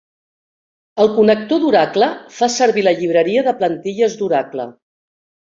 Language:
Catalan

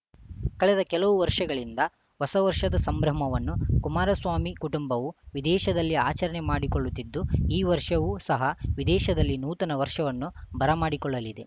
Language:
Kannada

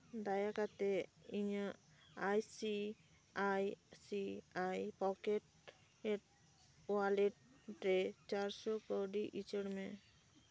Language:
Santali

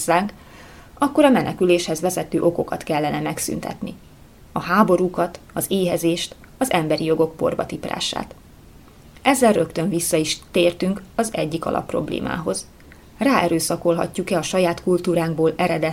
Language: Hungarian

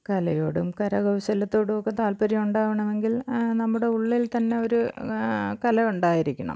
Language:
Malayalam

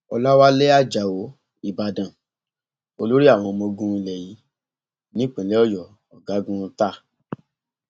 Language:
Yoruba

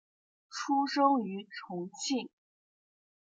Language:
Chinese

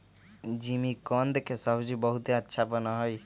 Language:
Magahi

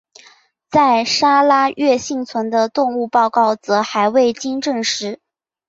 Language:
Chinese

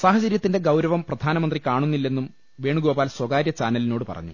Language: Malayalam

